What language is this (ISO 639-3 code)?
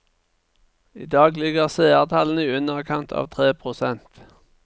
nor